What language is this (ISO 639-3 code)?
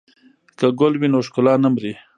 pus